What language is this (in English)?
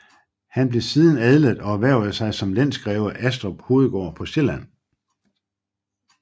Danish